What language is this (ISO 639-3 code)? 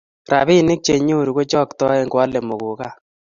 kln